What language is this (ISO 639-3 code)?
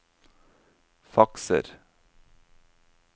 nor